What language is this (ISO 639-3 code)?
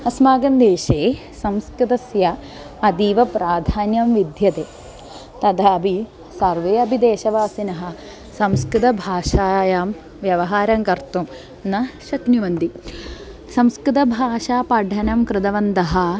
san